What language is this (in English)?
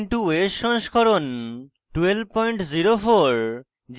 Bangla